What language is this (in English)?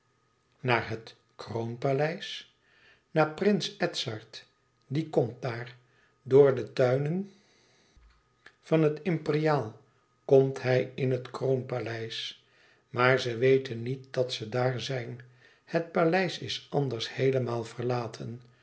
Dutch